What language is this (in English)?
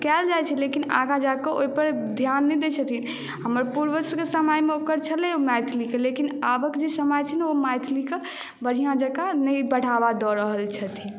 Maithili